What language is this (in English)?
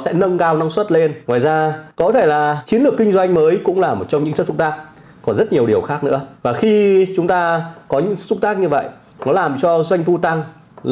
Vietnamese